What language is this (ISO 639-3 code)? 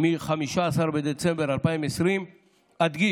heb